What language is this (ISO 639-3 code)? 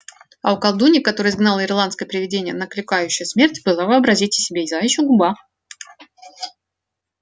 rus